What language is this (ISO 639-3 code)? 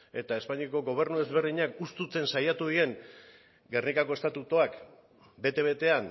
eus